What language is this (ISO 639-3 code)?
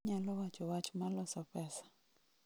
luo